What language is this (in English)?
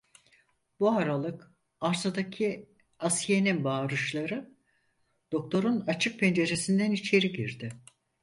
Turkish